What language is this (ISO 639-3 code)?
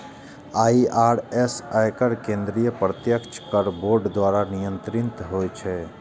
mai